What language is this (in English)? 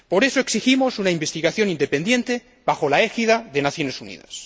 Spanish